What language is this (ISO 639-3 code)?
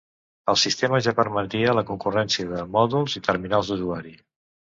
cat